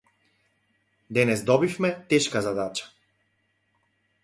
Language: Macedonian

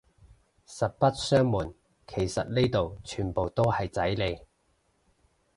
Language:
Cantonese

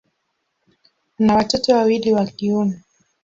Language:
Swahili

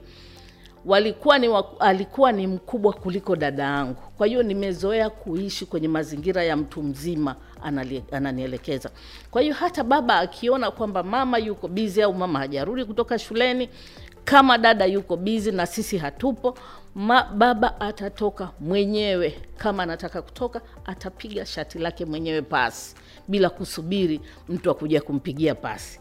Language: Swahili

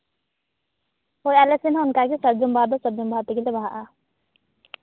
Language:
Santali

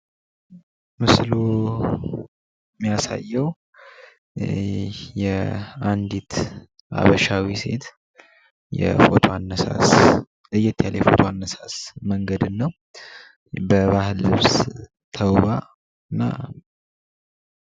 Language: Amharic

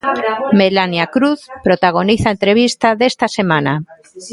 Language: Galician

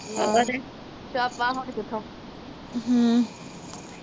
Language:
Punjabi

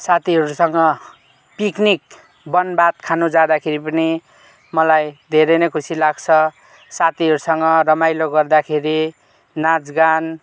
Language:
Nepali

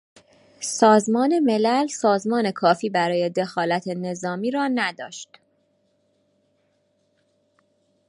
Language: Persian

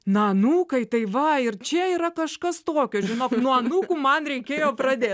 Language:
Lithuanian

